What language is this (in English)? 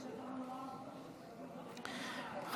Hebrew